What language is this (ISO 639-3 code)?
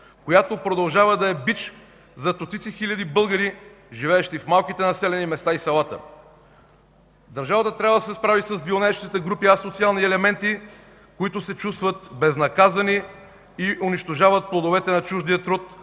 bul